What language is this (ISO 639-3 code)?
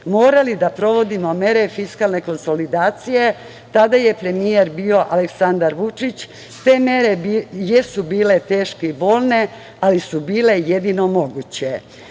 srp